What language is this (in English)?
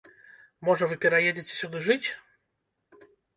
Belarusian